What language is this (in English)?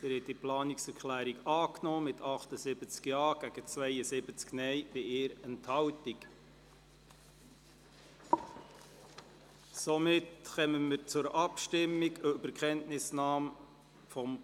Swiss German